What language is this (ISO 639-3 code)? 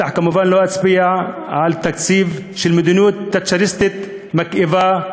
heb